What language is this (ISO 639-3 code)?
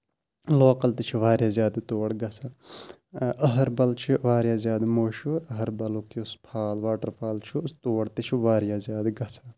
kas